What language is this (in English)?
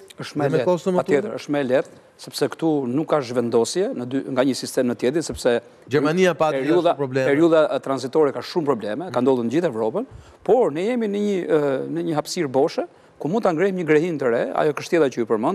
Romanian